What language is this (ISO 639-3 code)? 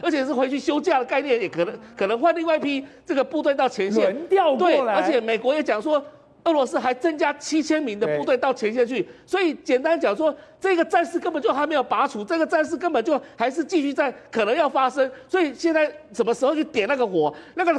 zho